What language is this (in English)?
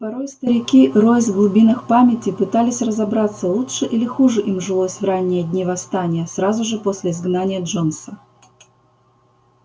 Russian